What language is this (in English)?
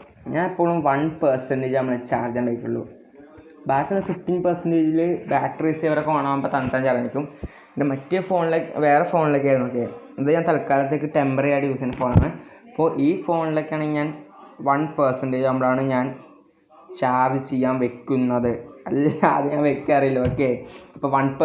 Indonesian